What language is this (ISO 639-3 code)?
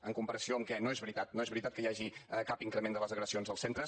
cat